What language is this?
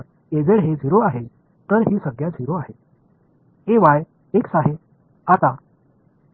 Marathi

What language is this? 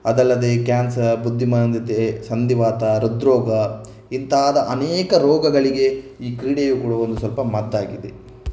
Kannada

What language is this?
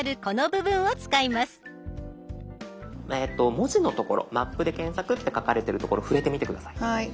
Japanese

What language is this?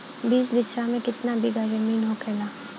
Bhojpuri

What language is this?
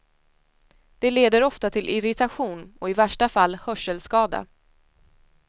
Swedish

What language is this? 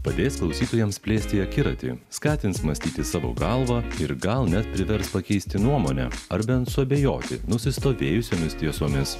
Lithuanian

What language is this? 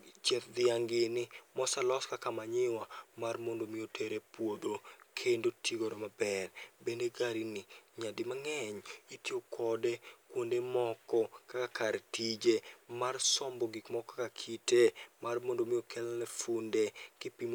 Luo (Kenya and Tanzania)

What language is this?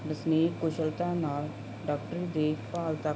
Punjabi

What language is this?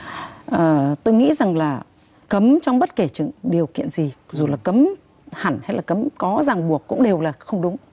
Vietnamese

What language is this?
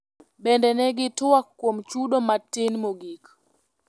Luo (Kenya and Tanzania)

